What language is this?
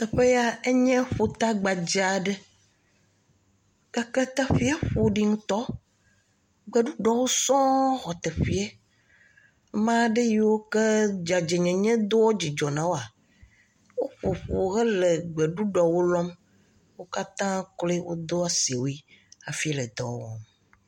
Ewe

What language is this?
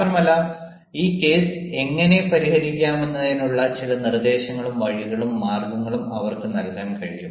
Malayalam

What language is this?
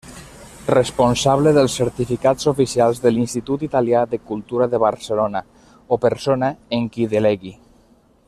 Catalan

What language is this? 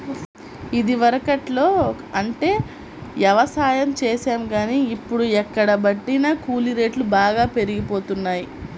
Telugu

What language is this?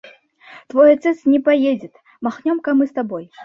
Russian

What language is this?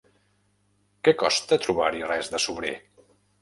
Catalan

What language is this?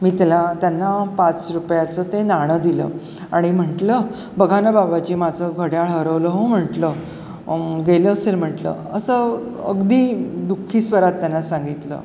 Marathi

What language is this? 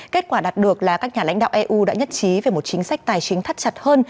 Vietnamese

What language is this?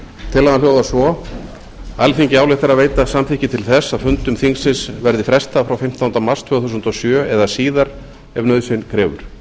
Icelandic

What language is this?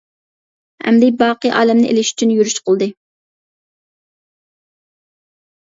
Uyghur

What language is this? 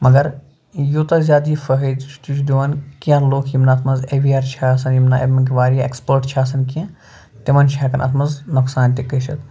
Kashmiri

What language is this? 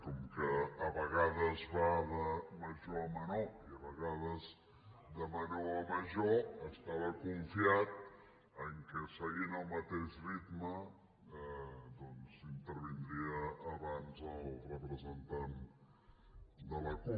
Catalan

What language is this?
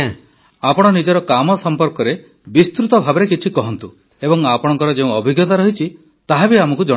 Odia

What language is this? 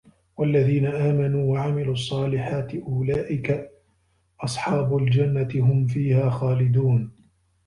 Arabic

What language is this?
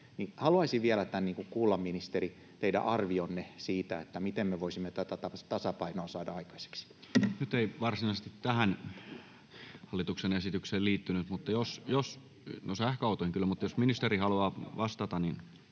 Finnish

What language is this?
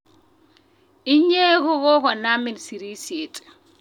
Kalenjin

